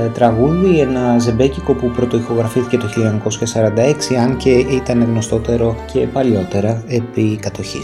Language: Greek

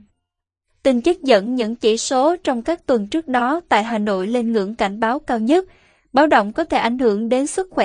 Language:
Vietnamese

